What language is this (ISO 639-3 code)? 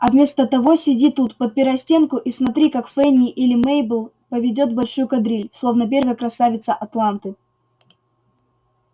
rus